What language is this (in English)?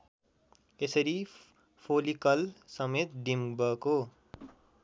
Nepali